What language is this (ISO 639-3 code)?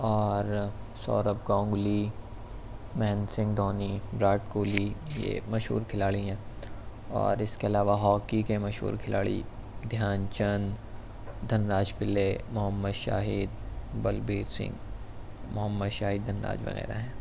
urd